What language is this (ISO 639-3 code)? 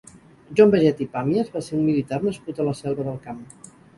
cat